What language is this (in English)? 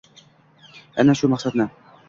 Uzbek